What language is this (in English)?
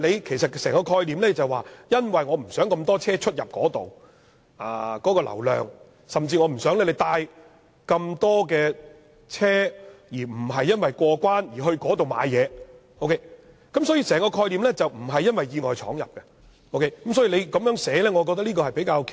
Cantonese